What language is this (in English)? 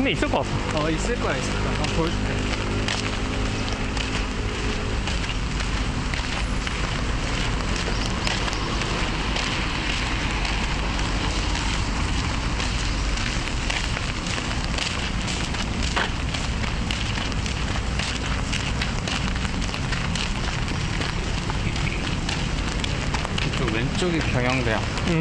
Korean